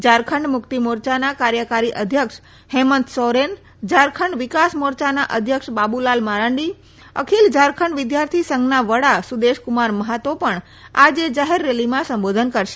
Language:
Gujarati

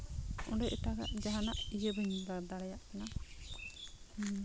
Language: Santali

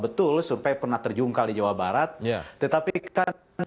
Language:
Indonesian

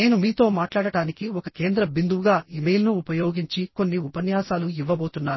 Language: Telugu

